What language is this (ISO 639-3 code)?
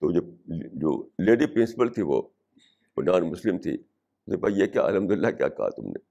urd